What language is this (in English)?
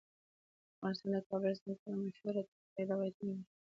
Pashto